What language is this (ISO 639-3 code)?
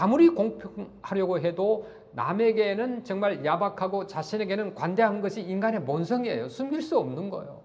kor